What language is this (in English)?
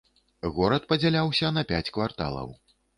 Belarusian